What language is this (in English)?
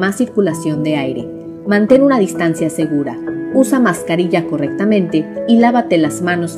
Spanish